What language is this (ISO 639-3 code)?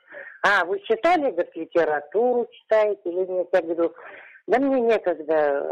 rus